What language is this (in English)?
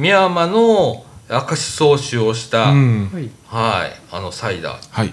Japanese